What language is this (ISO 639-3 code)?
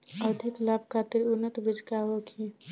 bho